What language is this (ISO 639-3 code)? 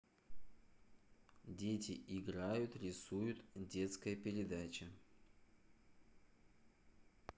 rus